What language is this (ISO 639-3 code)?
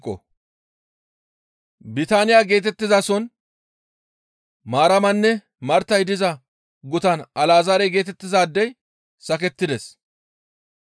gmv